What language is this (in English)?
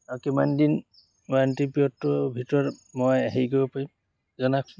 Assamese